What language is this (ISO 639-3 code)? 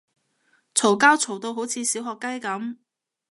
yue